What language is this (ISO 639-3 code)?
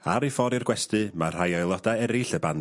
cym